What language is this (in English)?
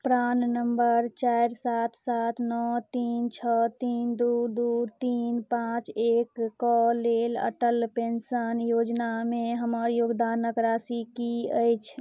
Maithili